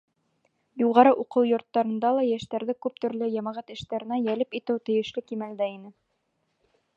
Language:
Bashkir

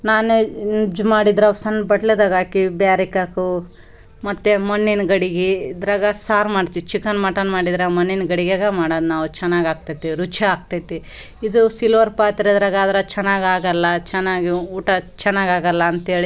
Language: Kannada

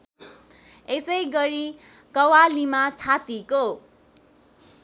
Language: Nepali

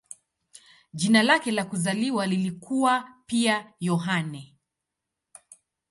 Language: Swahili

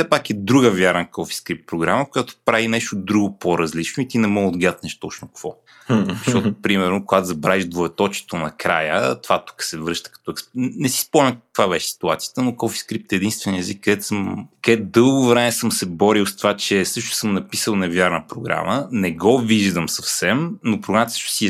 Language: Bulgarian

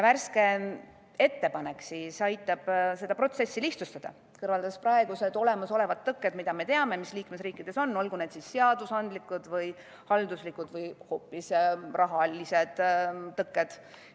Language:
Estonian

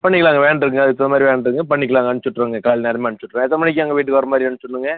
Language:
Tamil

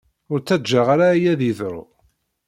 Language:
Kabyle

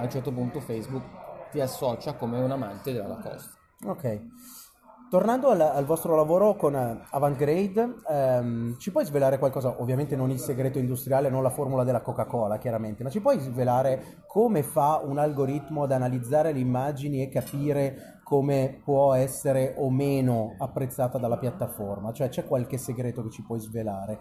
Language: Italian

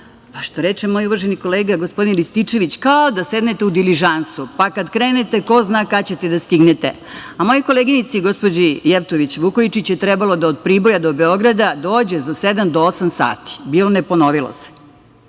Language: Serbian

